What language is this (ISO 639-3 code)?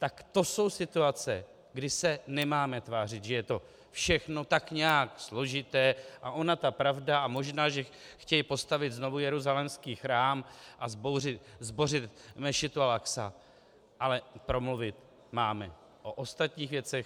ces